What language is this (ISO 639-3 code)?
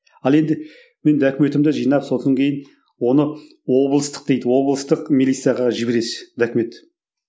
kaz